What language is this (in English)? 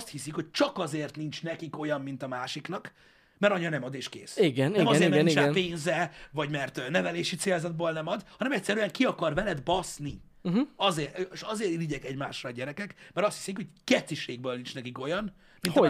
Hungarian